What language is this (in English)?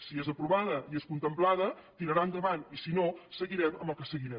Catalan